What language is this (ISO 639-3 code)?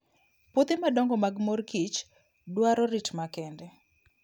luo